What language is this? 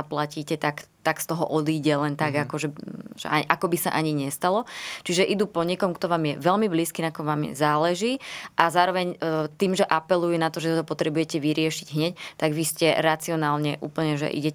Slovak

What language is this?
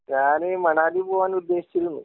Malayalam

